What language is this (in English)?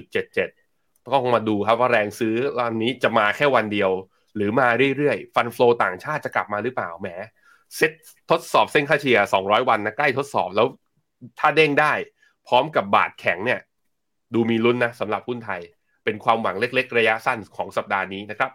Thai